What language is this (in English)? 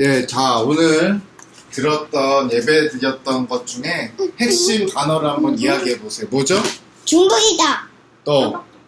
Korean